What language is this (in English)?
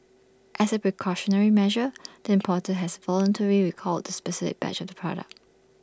English